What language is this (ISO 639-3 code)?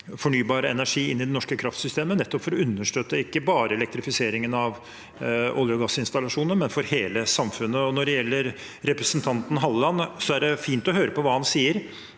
nor